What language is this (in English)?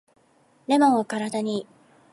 Japanese